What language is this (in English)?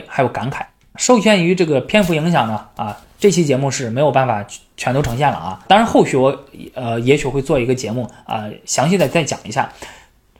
Chinese